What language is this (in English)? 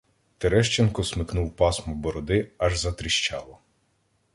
Ukrainian